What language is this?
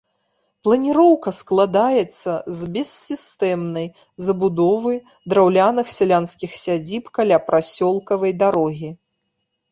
Belarusian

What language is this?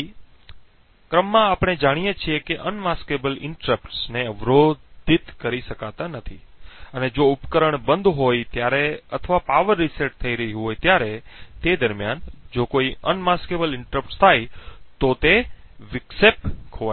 Gujarati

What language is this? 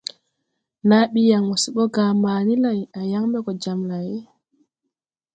Tupuri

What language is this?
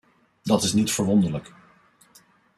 Dutch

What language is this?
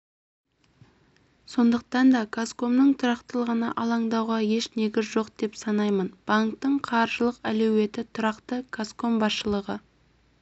Kazakh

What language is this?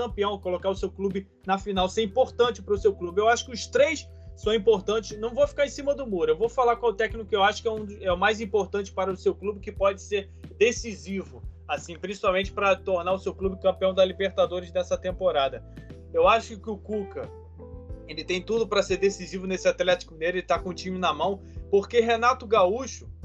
Portuguese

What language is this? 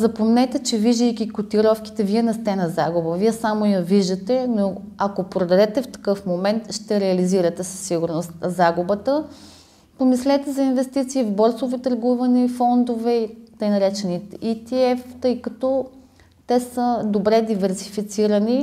Bulgarian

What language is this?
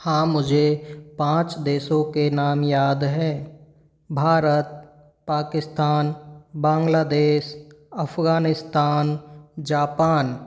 Hindi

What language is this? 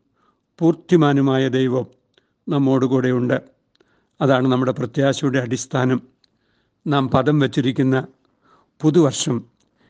Malayalam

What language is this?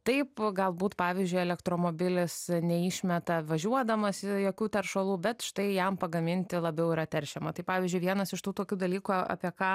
Lithuanian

